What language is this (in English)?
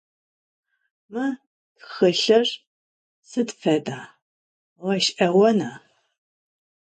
Adyghe